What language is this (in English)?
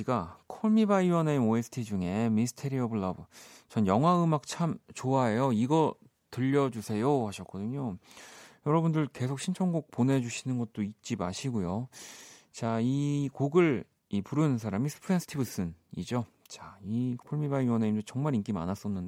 Korean